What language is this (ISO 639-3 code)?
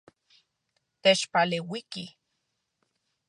ncx